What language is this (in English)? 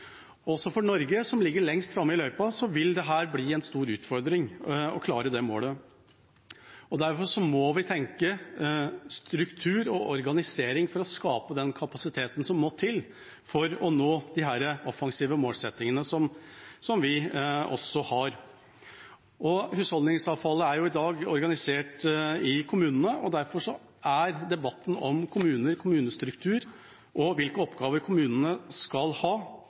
Norwegian Bokmål